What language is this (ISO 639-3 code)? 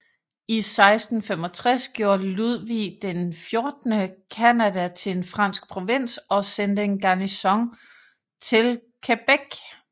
dan